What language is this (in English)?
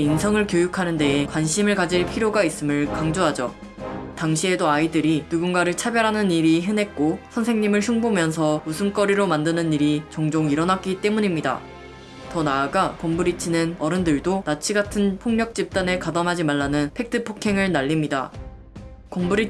Korean